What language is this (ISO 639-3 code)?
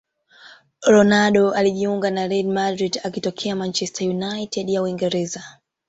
swa